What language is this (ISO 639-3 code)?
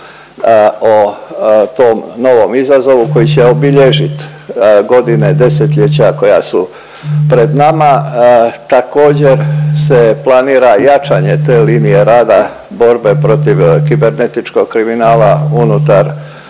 hrv